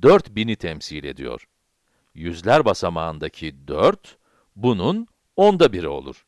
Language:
Turkish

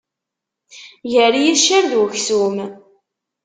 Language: Kabyle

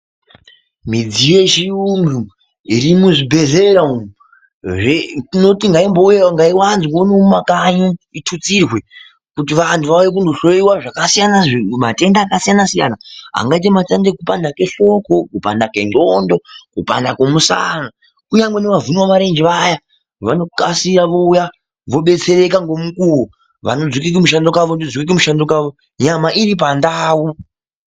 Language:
Ndau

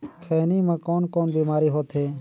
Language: Chhattisgarhi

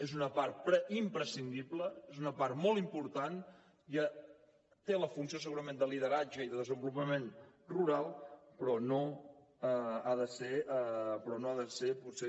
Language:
Catalan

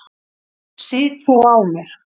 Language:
Icelandic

